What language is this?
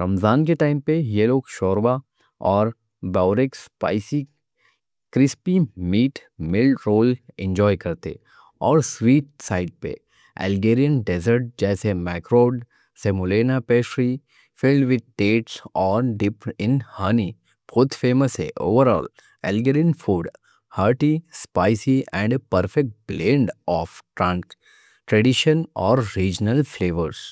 Deccan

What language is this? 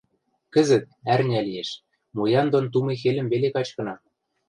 Western Mari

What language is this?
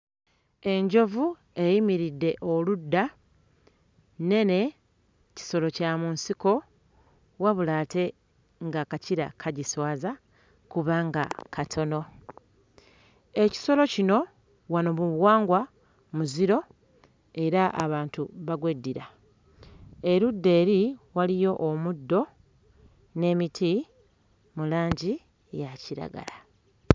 Ganda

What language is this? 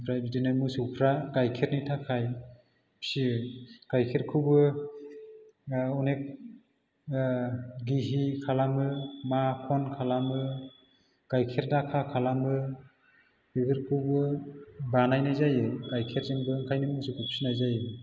Bodo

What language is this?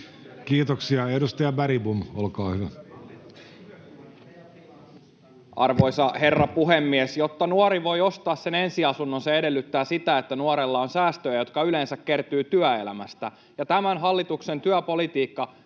Finnish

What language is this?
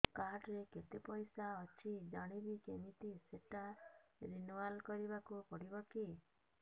Odia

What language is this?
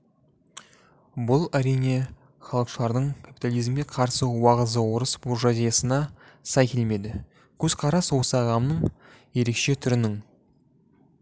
Kazakh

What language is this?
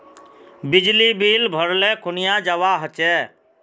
Magahi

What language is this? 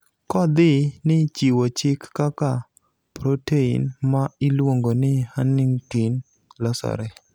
Luo (Kenya and Tanzania)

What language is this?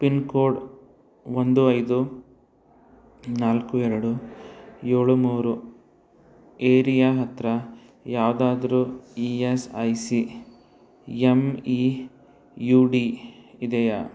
Kannada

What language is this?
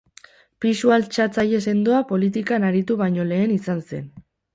Basque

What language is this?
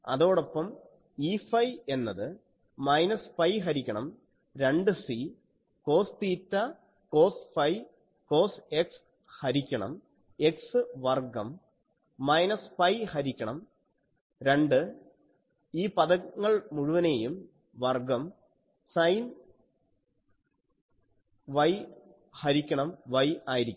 Malayalam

